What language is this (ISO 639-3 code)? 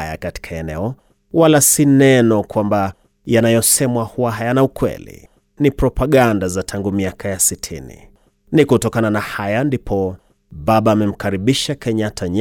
swa